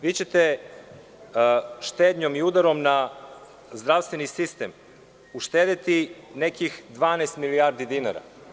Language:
Serbian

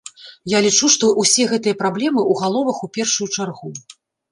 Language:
Belarusian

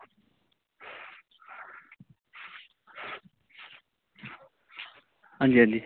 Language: Dogri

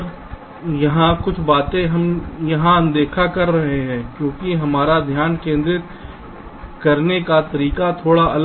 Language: Hindi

